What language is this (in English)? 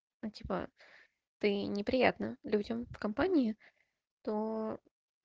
Russian